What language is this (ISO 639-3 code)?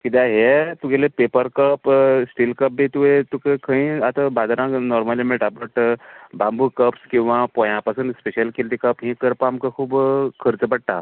kok